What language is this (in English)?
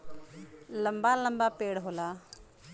Bhojpuri